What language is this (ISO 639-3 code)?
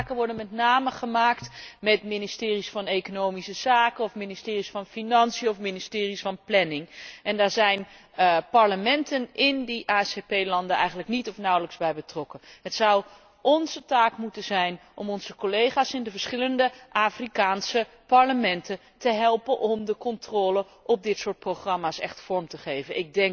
nld